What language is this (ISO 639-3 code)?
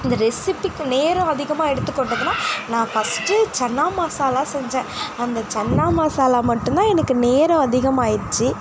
tam